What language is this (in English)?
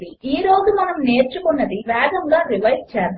Telugu